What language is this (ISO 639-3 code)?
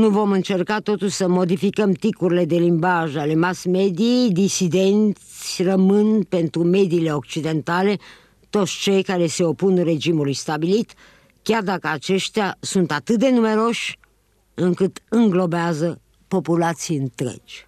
ron